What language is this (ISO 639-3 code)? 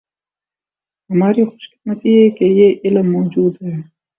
urd